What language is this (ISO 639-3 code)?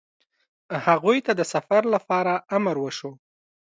pus